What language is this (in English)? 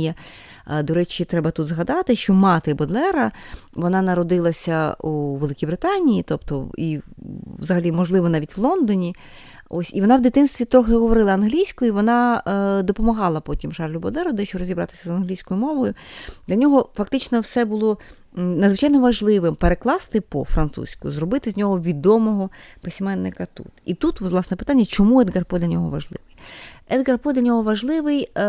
Ukrainian